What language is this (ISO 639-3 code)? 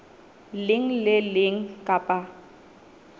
sot